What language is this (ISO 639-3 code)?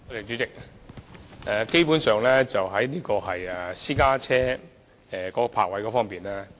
yue